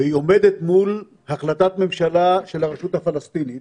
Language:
Hebrew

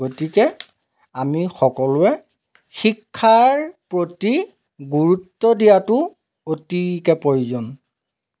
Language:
Assamese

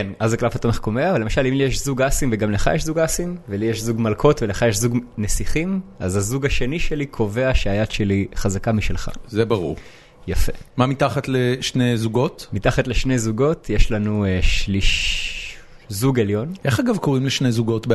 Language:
Hebrew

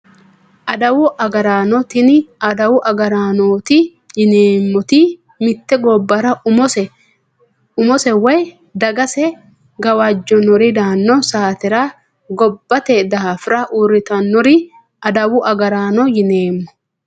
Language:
Sidamo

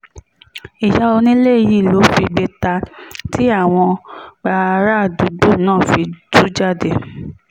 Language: Yoruba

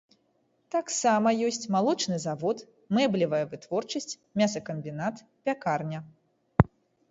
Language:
Belarusian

